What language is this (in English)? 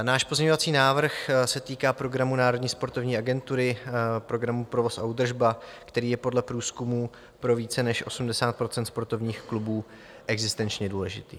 Czech